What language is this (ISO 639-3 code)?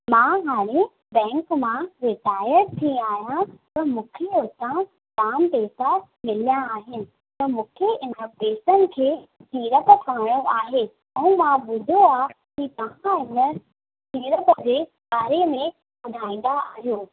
snd